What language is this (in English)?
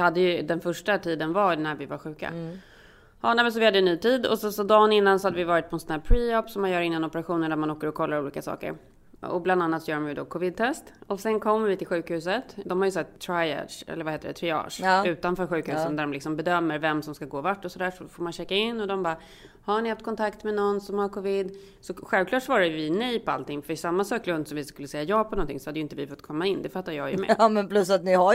Swedish